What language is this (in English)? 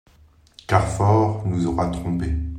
French